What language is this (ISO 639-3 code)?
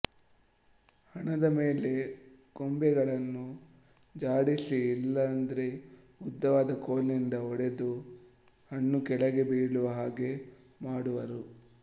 kan